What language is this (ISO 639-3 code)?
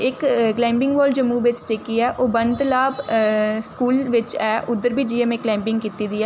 doi